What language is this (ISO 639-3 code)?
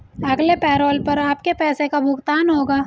hin